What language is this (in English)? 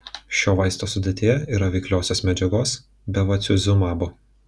Lithuanian